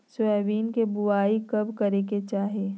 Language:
Magahi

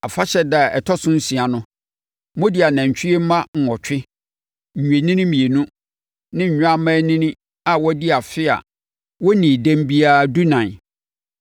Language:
Akan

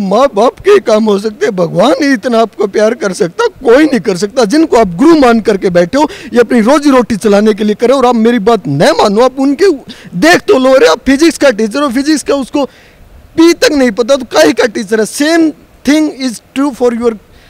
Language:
Hindi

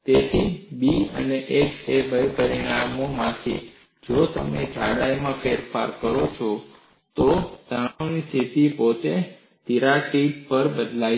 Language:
Gujarati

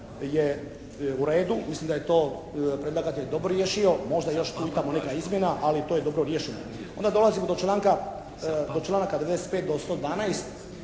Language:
Croatian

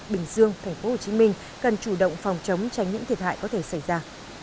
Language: Vietnamese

